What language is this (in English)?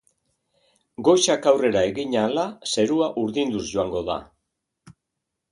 Basque